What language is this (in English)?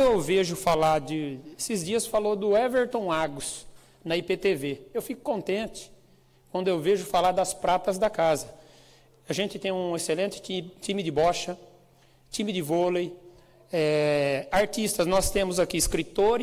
Portuguese